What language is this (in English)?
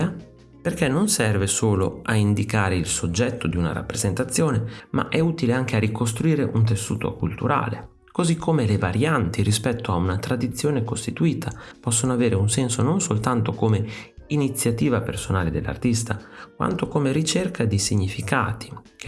Italian